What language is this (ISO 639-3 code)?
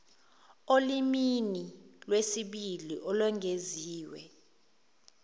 zul